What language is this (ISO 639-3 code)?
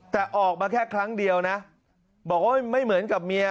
tha